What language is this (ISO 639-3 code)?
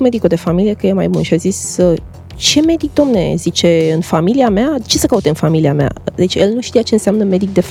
ron